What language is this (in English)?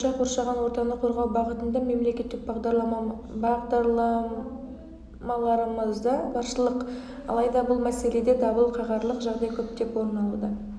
Kazakh